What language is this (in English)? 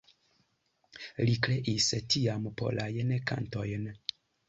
Esperanto